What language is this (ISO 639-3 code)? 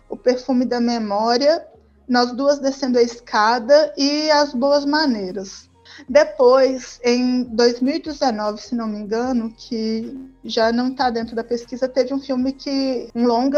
por